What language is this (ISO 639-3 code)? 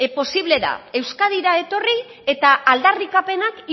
eus